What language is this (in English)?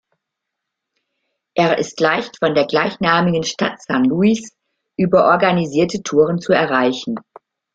German